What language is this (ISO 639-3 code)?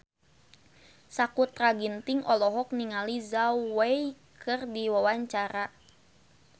sun